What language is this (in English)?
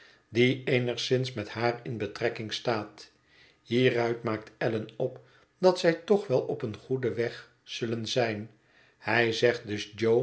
Dutch